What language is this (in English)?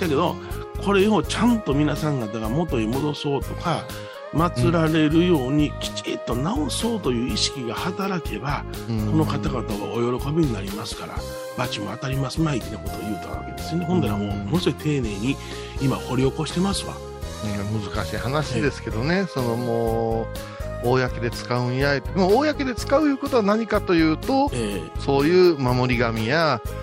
Japanese